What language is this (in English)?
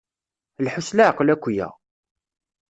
Kabyle